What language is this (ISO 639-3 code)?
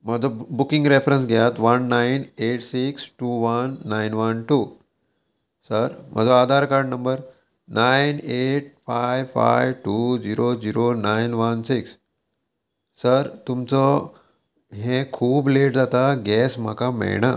kok